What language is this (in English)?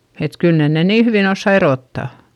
Finnish